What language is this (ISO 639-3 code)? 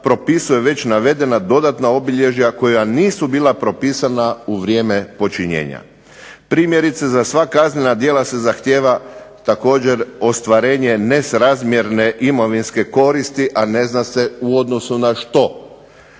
hrv